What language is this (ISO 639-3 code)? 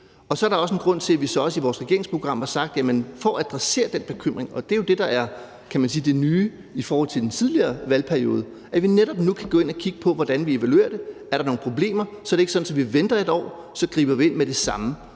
dan